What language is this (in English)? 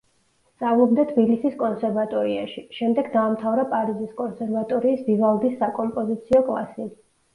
Georgian